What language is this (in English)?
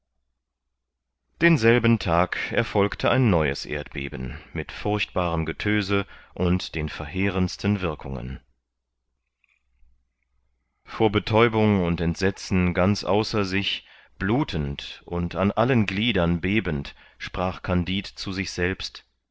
German